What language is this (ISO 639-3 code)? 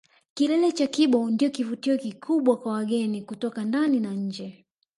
swa